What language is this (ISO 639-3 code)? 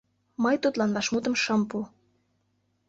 chm